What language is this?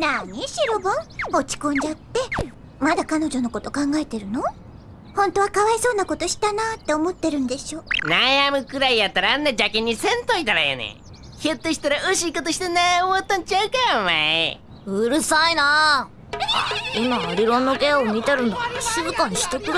Japanese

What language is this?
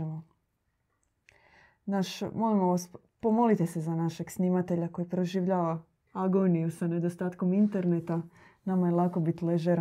Croatian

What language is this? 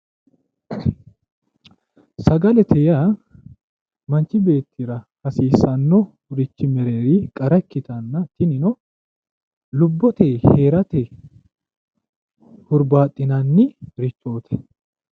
Sidamo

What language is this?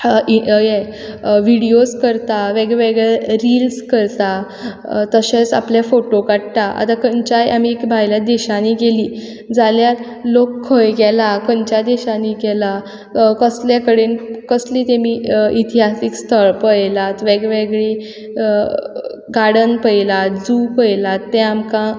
Konkani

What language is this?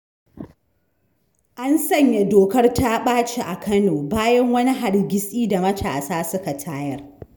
Hausa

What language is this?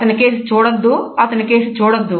Telugu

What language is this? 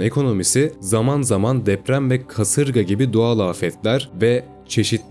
Turkish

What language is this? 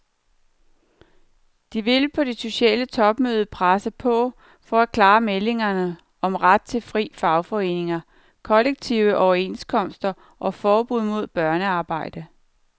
Danish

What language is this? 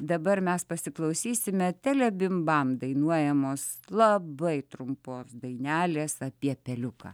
Lithuanian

